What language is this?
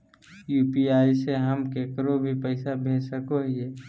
Magahi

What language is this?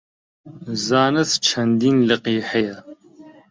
Central Kurdish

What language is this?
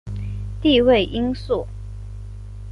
Chinese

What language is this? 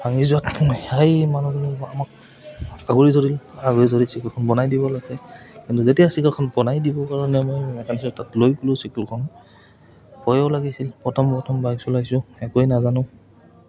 Assamese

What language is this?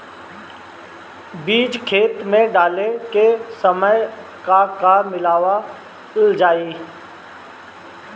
Bhojpuri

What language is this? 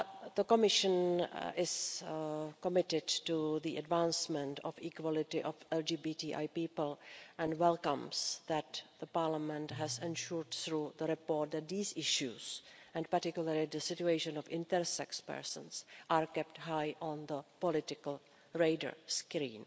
English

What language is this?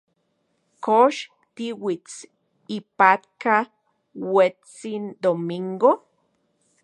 Central Puebla Nahuatl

